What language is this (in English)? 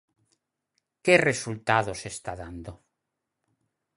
Galician